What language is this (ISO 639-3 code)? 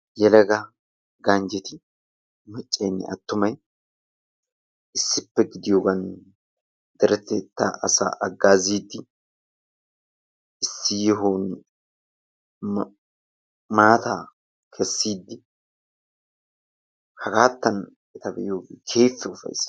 wal